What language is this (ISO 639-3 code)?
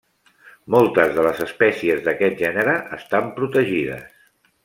cat